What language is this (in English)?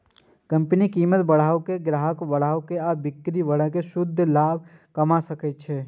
Maithili